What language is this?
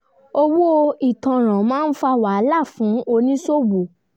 Yoruba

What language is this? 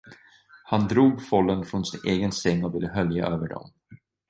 Swedish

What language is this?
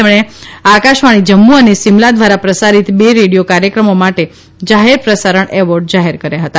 Gujarati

